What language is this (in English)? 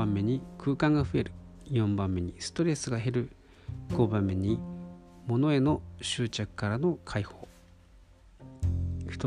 Japanese